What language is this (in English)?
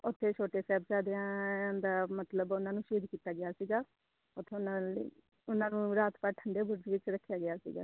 Punjabi